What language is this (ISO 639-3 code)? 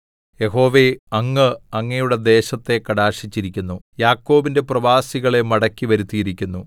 mal